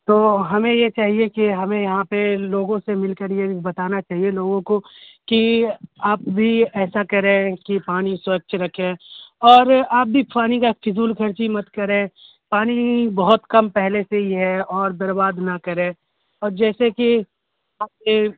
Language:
Urdu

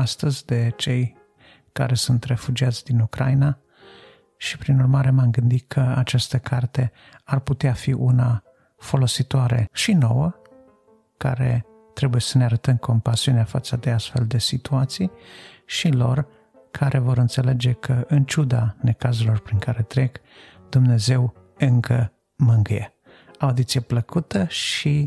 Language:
Romanian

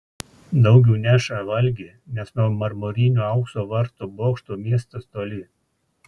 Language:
Lithuanian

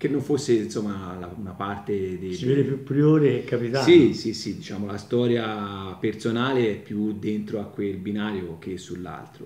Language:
Italian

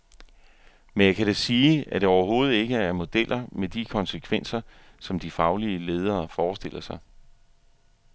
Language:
Danish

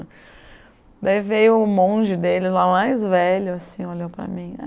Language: Portuguese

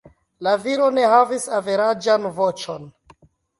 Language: Esperanto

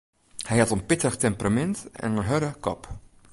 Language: Western Frisian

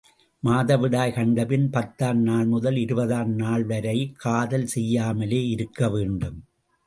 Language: Tamil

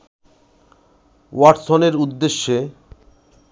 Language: Bangla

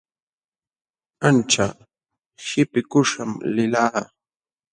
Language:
Jauja Wanca Quechua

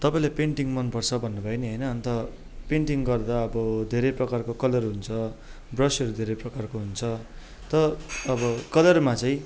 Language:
Nepali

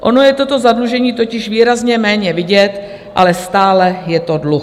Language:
Czech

